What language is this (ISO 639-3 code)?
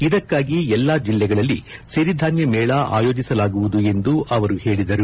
kan